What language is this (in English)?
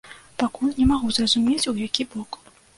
Belarusian